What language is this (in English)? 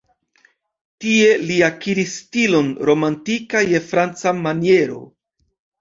Esperanto